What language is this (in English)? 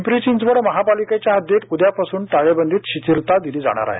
Marathi